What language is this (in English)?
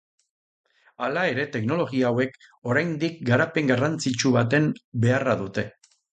Basque